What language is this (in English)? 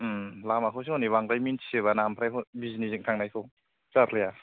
Bodo